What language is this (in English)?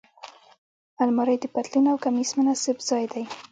Pashto